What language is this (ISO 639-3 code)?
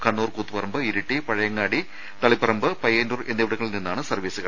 mal